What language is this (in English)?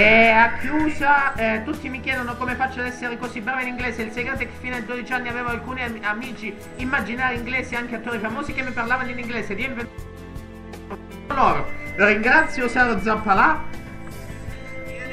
Italian